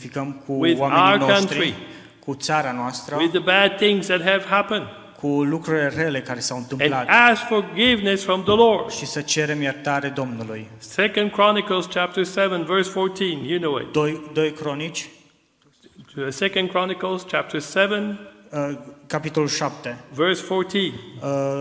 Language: Romanian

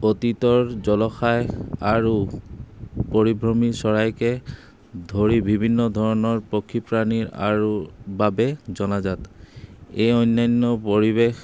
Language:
Assamese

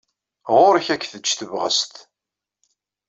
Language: Kabyle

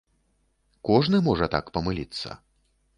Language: Belarusian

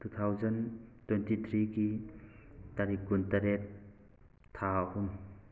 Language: Manipuri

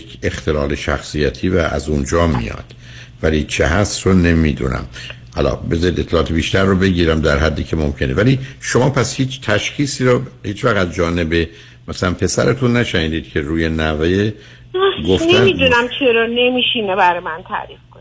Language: Persian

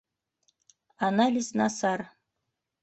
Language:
Bashkir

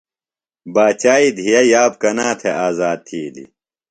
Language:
Phalura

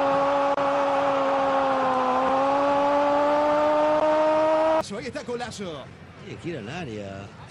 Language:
Spanish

